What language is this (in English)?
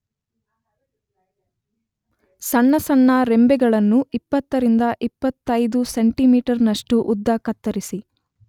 Kannada